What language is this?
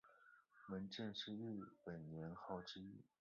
Chinese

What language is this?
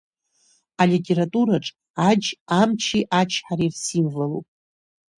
Abkhazian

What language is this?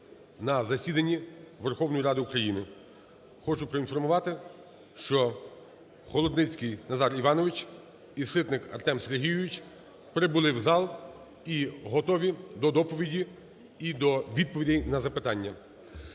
Ukrainian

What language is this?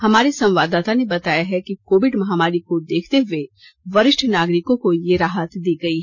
Hindi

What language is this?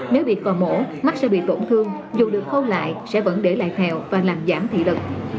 Vietnamese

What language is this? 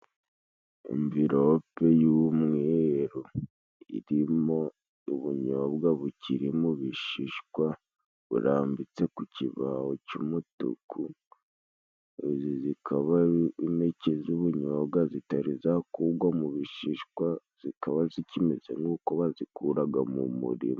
Kinyarwanda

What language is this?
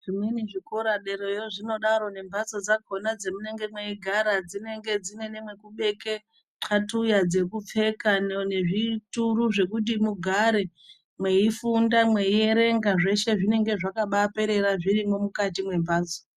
Ndau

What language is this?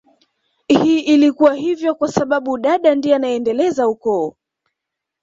Swahili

